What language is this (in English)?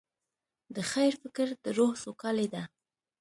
Pashto